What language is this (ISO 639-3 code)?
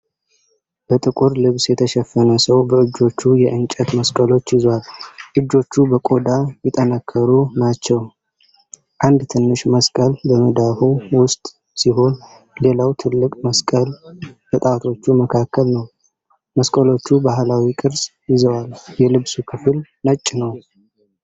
amh